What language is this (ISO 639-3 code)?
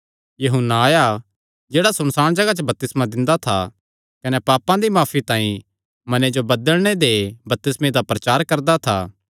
xnr